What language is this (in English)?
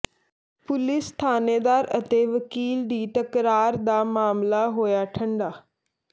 Punjabi